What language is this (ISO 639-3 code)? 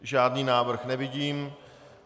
ces